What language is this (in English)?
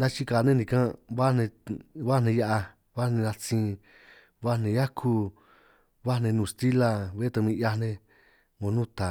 San Martín Itunyoso Triqui